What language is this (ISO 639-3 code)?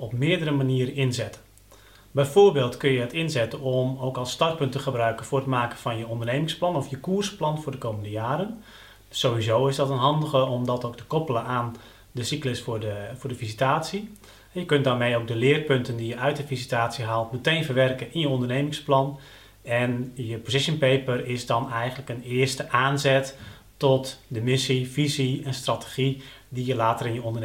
nld